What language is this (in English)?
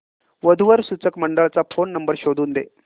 Marathi